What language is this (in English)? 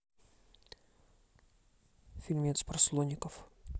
Russian